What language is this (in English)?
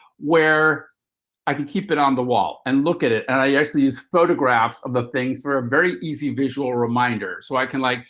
English